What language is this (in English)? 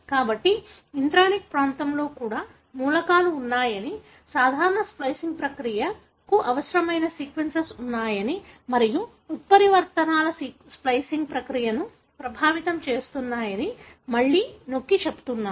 Telugu